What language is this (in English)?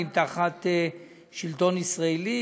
Hebrew